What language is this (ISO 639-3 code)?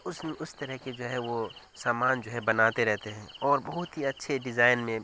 urd